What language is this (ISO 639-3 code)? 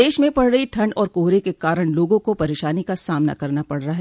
hin